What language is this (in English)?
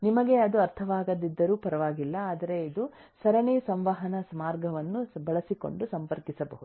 Kannada